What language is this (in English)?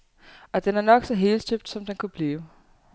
Danish